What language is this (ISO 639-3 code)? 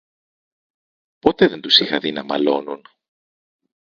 ell